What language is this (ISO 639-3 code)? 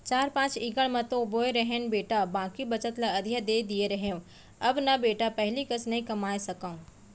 hne